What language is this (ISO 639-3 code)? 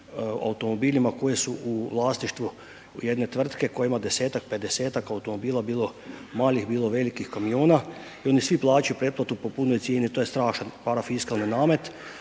hrv